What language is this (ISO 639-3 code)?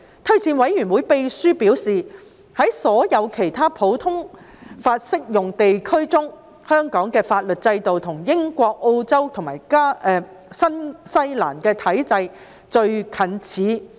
yue